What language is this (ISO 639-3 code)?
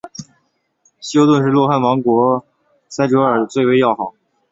zho